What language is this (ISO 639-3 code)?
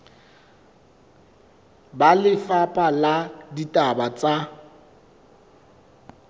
sot